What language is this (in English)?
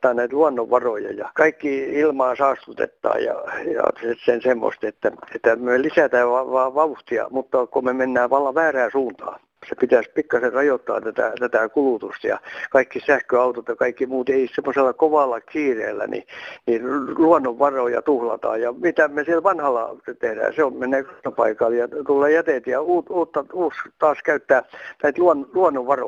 Finnish